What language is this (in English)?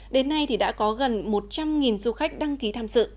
Vietnamese